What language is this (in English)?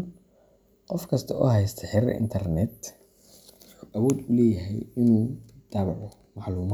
Somali